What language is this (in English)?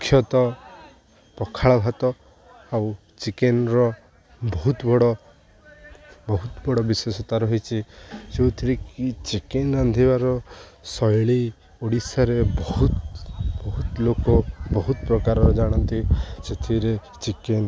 Odia